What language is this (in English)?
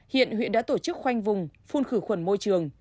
Vietnamese